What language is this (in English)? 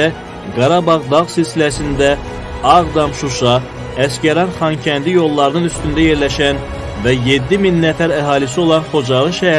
Azerbaijani